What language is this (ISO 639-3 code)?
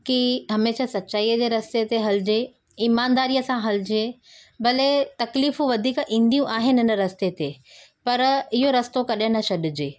snd